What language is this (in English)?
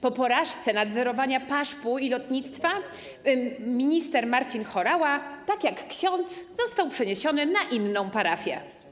Polish